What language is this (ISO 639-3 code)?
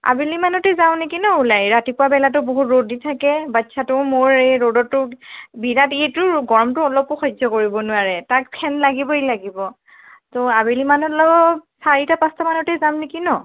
asm